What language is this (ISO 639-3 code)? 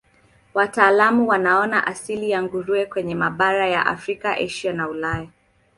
swa